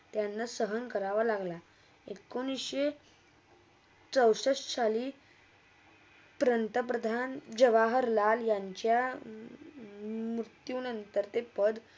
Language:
Marathi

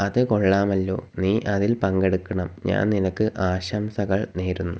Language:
Malayalam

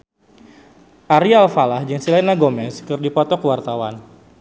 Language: Sundanese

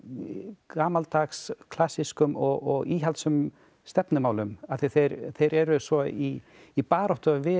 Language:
Icelandic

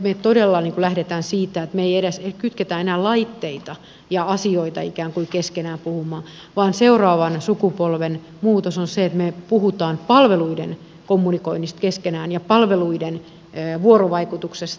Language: Finnish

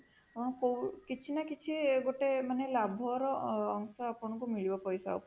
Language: Odia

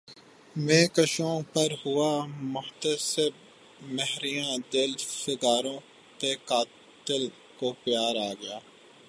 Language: Urdu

